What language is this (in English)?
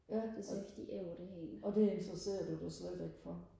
Danish